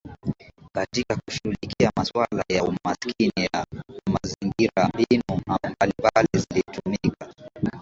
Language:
Swahili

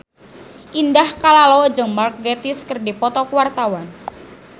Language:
Sundanese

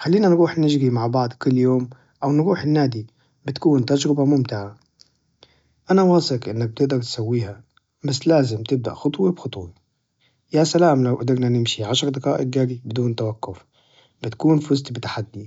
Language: Najdi Arabic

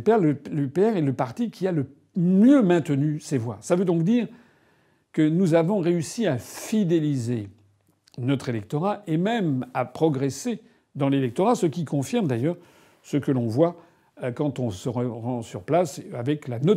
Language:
French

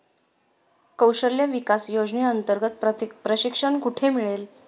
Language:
Marathi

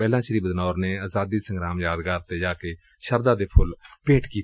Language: Punjabi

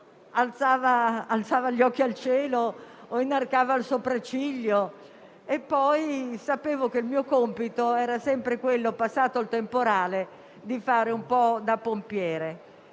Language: Italian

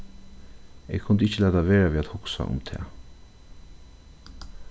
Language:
Faroese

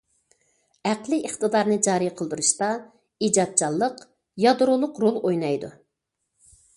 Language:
Uyghur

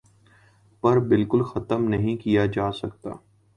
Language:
Urdu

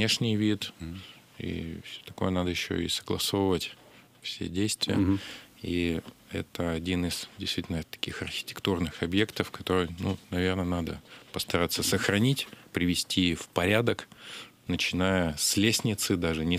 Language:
Russian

